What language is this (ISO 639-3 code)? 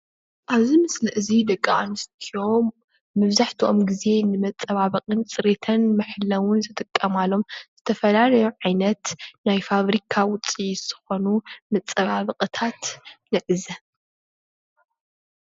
tir